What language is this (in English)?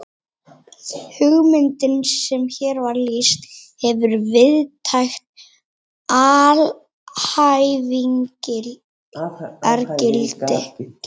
Icelandic